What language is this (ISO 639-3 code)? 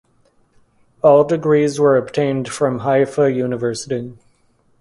eng